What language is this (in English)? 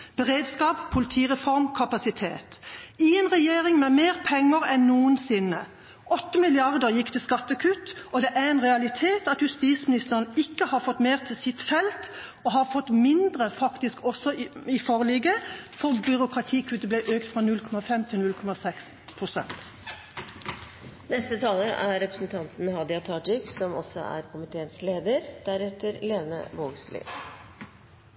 Norwegian